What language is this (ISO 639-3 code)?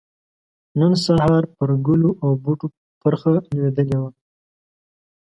pus